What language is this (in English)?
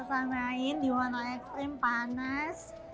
Indonesian